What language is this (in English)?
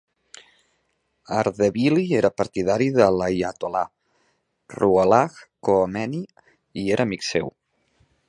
Catalan